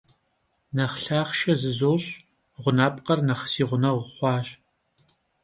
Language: Kabardian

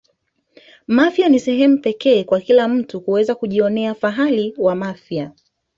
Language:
Swahili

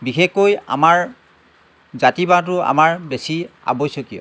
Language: Assamese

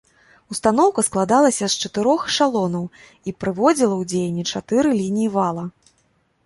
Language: Belarusian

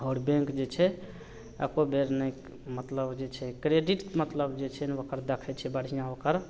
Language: Maithili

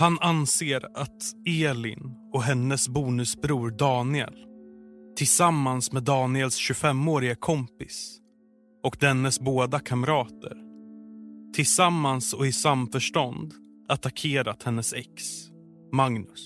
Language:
Swedish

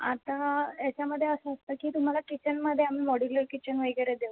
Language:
Marathi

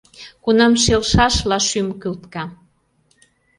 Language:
Mari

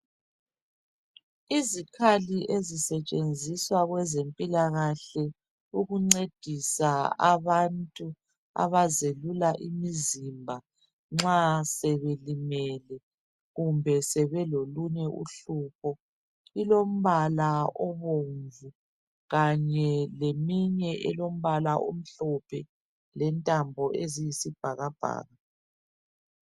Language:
North Ndebele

